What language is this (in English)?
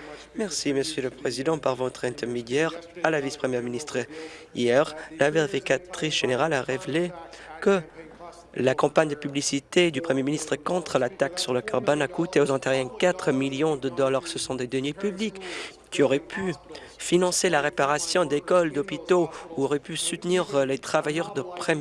French